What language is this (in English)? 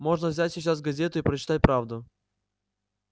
Russian